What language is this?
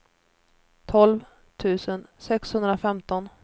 Swedish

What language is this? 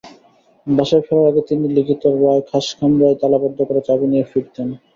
Bangla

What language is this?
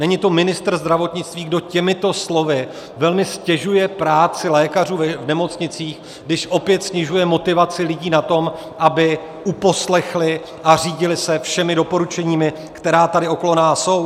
Czech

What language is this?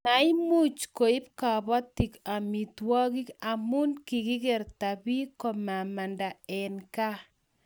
Kalenjin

